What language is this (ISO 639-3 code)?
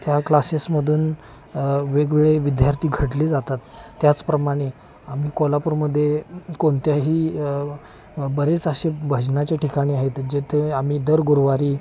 mar